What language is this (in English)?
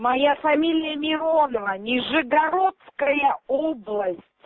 Russian